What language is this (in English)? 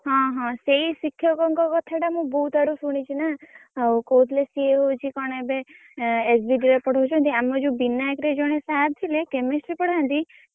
Odia